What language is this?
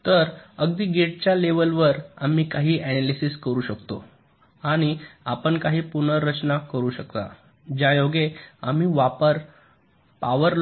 Marathi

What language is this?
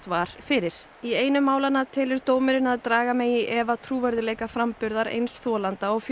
Icelandic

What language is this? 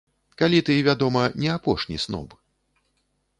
Belarusian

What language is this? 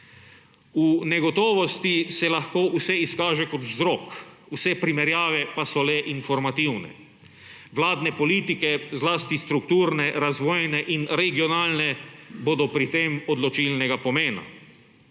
Slovenian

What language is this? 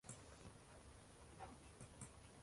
Uzbek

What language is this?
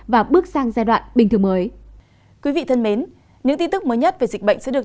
Vietnamese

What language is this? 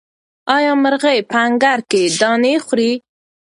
Pashto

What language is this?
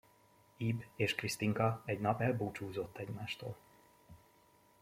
Hungarian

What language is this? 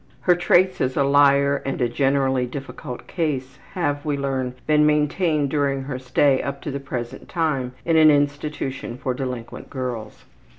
English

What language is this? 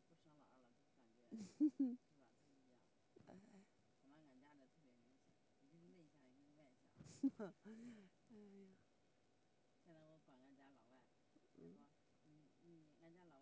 Chinese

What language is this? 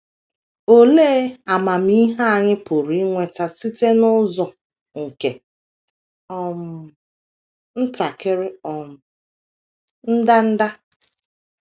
Igbo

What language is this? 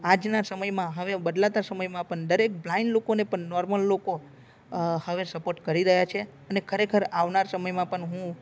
Gujarati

